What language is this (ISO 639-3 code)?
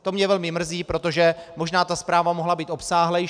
ces